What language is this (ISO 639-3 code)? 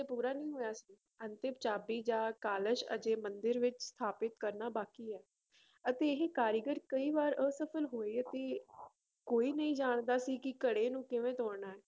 pan